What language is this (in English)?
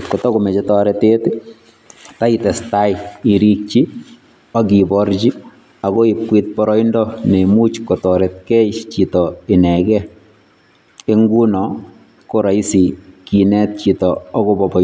Kalenjin